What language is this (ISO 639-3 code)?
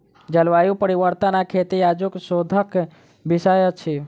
mai